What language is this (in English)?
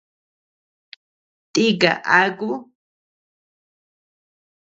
Tepeuxila Cuicatec